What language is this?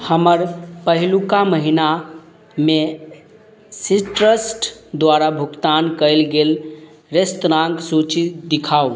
Maithili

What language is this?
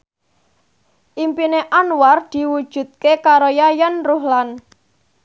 Javanese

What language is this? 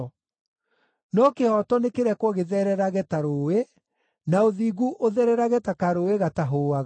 Kikuyu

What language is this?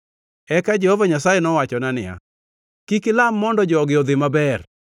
Luo (Kenya and Tanzania)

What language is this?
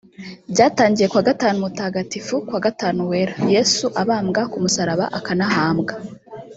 Kinyarwanda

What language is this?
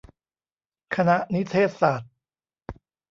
Thai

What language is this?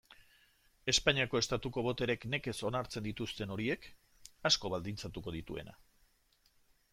Basque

